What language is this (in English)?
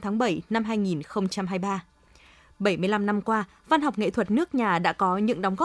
Vietnamese